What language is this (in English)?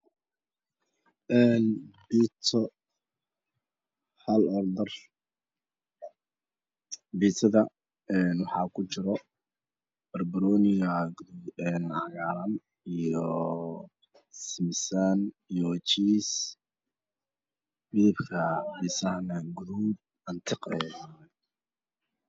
Somali